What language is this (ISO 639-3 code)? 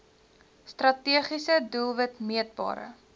afr